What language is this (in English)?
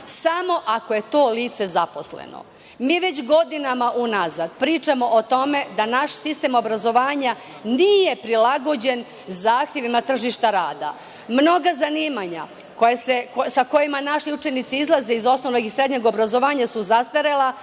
Serbian